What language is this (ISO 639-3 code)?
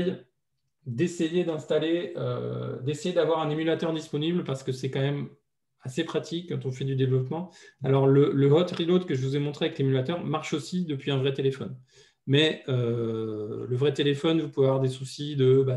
fra